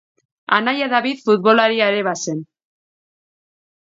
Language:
Basque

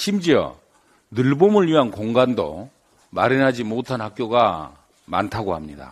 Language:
Korean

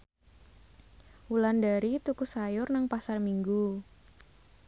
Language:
Javanese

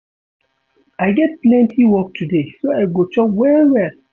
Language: Nigerian Pidgin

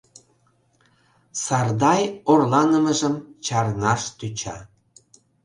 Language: Mari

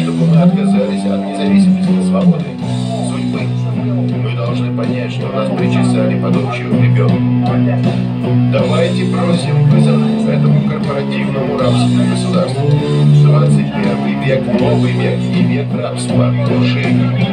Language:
Russian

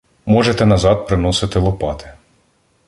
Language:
Ukrainian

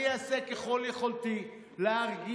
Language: Hebrew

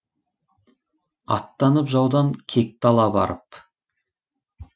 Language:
Kazakh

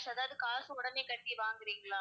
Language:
Tamil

